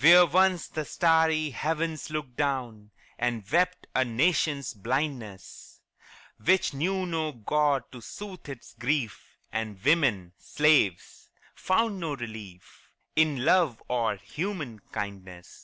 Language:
English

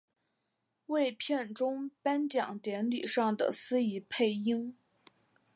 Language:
Chinese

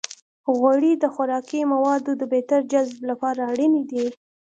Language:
Pashto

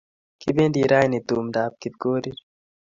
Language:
Kalenjin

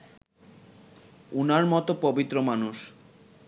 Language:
Bangla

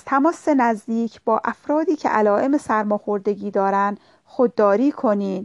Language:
Persian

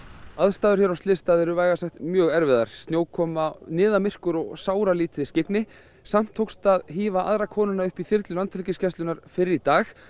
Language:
Icelandic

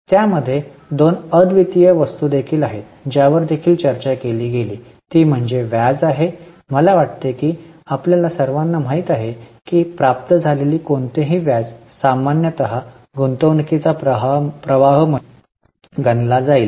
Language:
Marathi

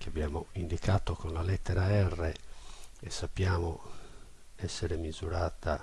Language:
Italian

